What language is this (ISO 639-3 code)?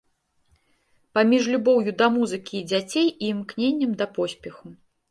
bel